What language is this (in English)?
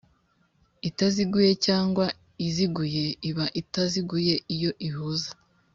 Kinyarwanda